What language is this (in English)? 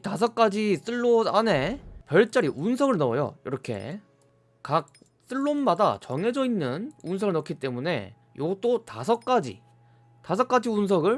Korean